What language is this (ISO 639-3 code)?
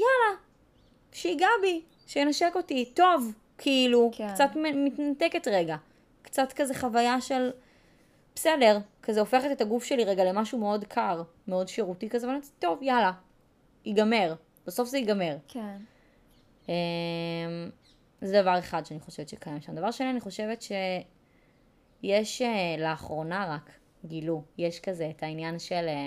heb